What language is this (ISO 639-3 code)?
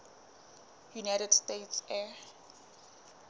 sot